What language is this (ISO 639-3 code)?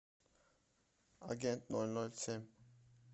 rus